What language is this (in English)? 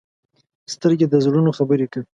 Pashto